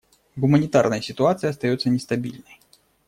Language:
Russian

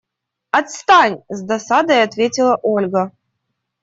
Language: Russian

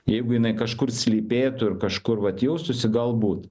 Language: Lithuanian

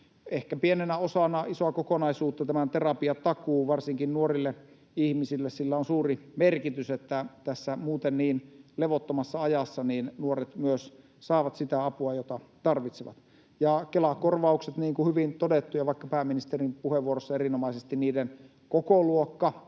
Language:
Finnish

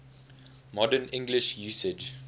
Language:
English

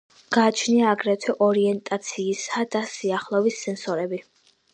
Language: Georgian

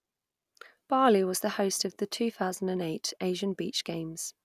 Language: English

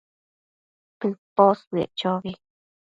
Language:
Matsés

